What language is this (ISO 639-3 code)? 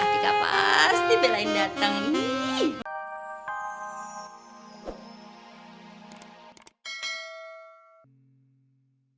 ind